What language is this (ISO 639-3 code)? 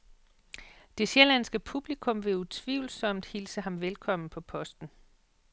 dan